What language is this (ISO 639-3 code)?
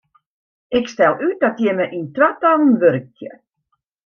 fry